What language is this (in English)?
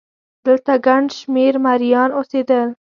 Pashto